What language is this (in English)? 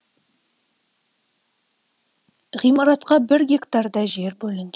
Kazakh